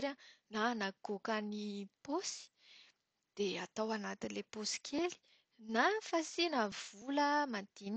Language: Malagasy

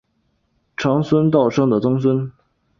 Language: Chinese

